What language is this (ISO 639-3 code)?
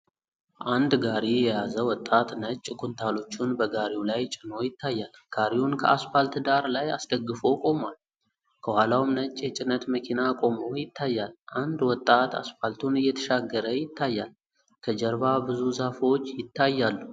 amh